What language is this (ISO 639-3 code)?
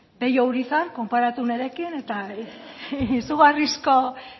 eus